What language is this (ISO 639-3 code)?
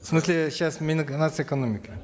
kaz